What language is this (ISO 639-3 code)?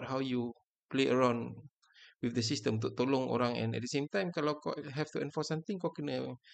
msa